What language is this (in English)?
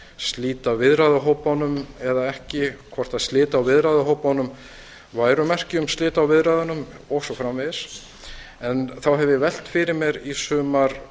Icelandic